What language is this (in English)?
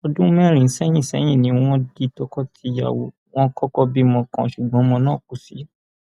Yoruba